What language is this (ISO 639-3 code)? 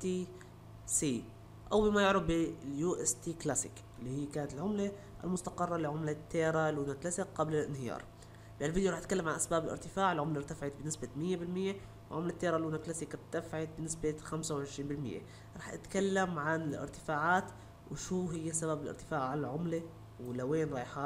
ara